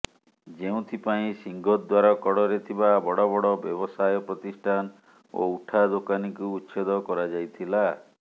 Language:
Odia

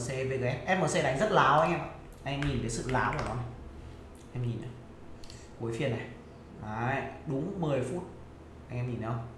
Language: Vietnamese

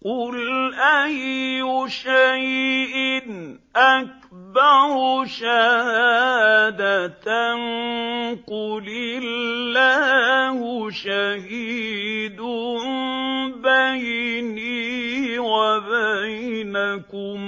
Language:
Arabic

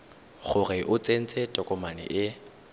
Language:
Tswana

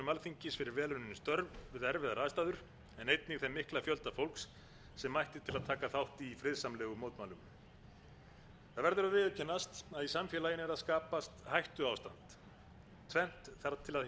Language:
Icelandic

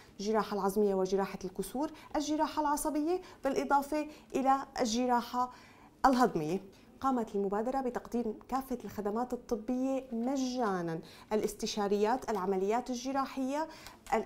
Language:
Arabic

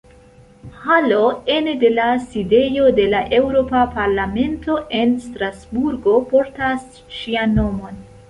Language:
Esperanto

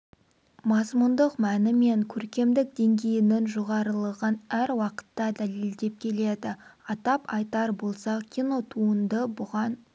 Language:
Kazakh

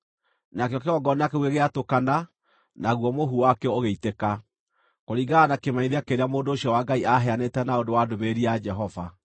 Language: Kikuyu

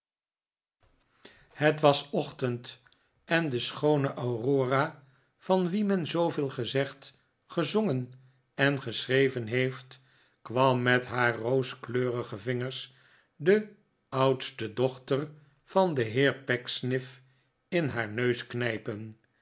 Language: Dutch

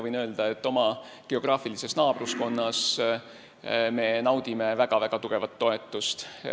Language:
Estonian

